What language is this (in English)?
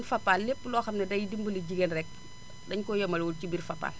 Wolof